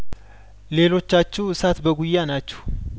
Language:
Amharic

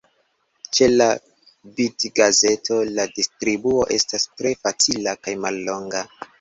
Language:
Esperanto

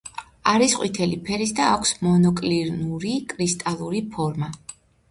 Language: Georgian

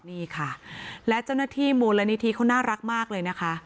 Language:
Thai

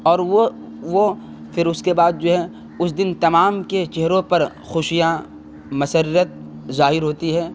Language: Urdu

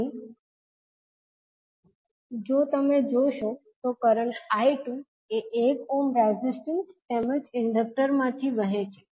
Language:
Gujarati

